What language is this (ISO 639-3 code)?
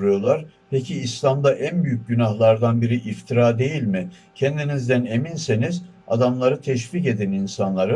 tur